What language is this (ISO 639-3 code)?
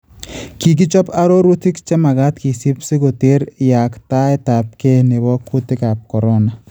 kln